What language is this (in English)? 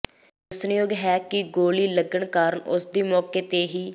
Punjabi